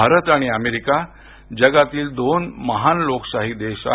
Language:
Marathi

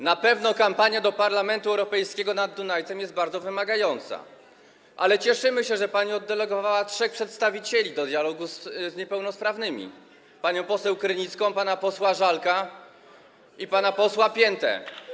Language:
Polish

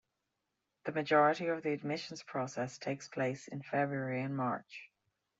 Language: English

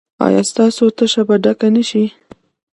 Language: Pashto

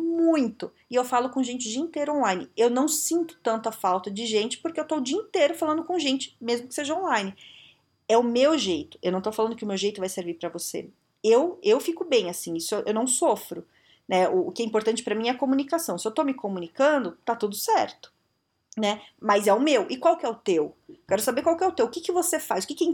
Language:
Portuguese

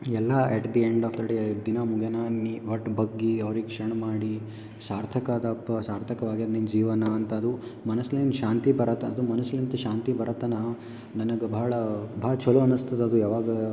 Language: Kannada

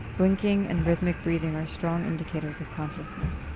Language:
English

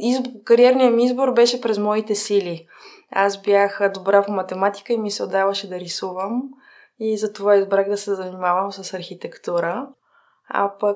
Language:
Bulgarian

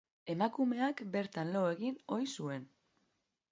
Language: Basque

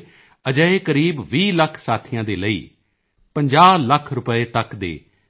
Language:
Punjabi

